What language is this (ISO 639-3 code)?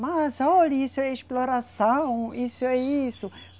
por